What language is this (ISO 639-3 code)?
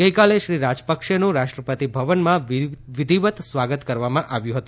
guj